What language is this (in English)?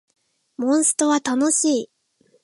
Japanese